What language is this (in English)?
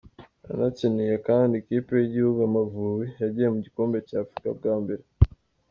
Kinyarwanda